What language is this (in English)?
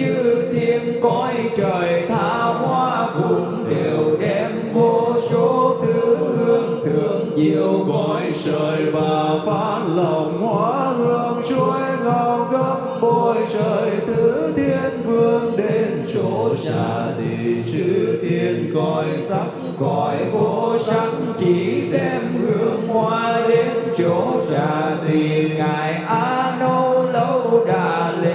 Vietnamese